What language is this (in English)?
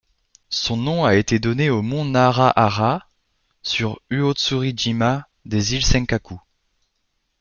French